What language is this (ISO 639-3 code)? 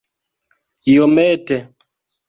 epo